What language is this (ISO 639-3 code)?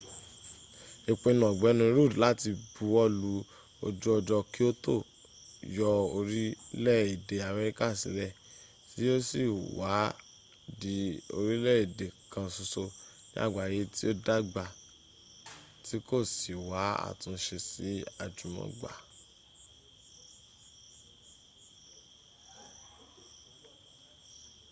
yor